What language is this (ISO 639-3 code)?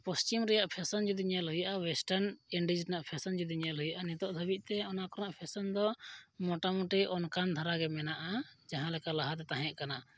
sat